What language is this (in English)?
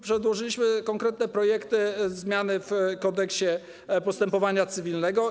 Polish